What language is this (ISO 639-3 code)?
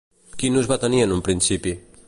cat